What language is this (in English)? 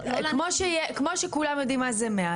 Hebrew